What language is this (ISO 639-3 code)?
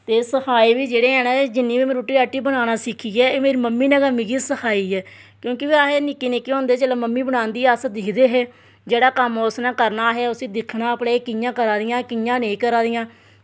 doi